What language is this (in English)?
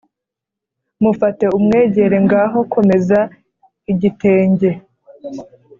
Kinyarwanda